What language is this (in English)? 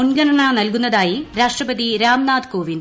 Malayalam